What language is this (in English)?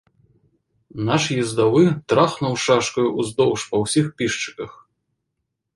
Belarusian